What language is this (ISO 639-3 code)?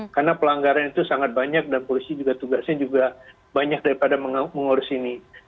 ind